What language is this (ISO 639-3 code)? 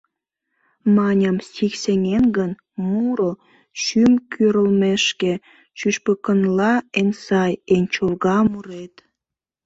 chm